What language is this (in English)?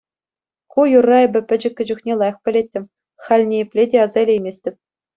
Chuvash